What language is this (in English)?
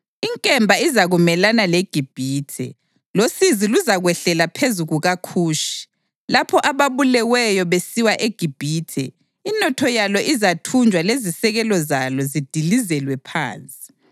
North Ndebele